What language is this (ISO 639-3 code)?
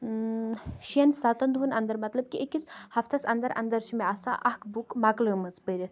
kas